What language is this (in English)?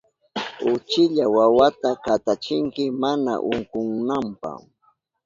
Southern Pastaza Quechua